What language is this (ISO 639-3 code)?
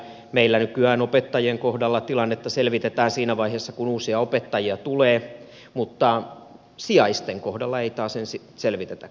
fin